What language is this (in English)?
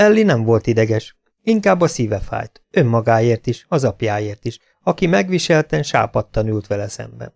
Hungarian